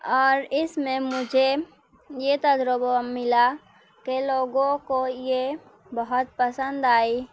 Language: Urdu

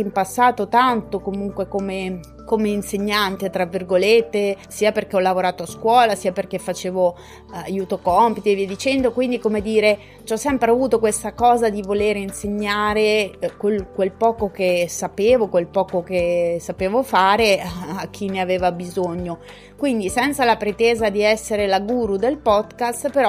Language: Italian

